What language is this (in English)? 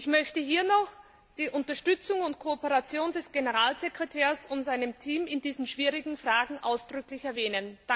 German